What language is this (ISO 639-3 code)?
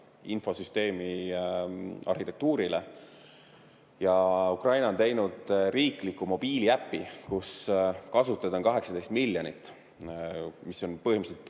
est